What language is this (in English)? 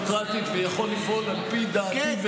Hebrew